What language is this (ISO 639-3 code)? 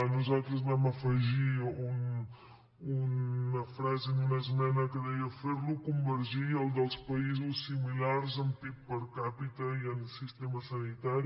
cat